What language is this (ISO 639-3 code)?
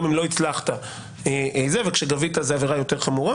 heb